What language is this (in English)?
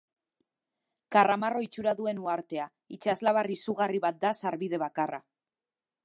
Basque